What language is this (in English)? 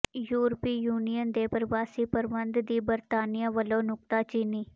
Punjabi